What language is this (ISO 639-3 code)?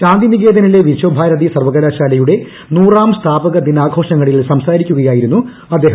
mal